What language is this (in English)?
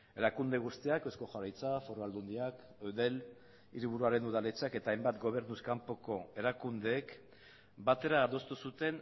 Basque